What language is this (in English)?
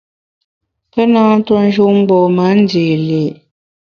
Bamun